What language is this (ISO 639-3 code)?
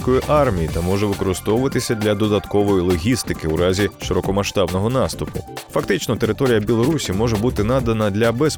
ukr